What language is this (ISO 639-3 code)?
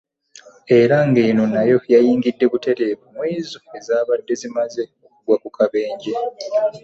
lug